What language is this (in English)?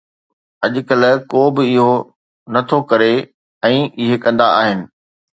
Sindhi